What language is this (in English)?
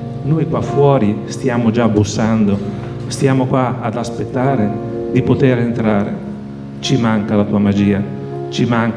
Italian